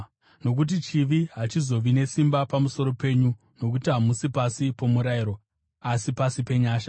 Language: Shona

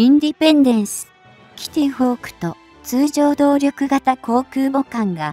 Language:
Japanese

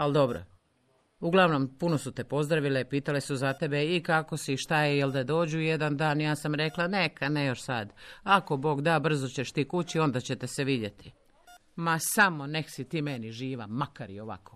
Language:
Croatian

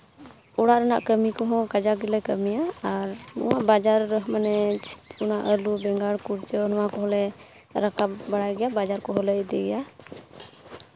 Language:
Santali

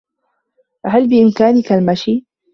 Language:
Arabic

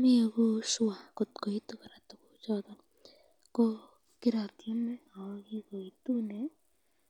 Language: Kalenjin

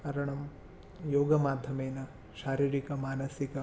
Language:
Sanskrit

